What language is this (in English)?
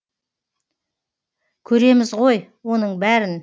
Kazakh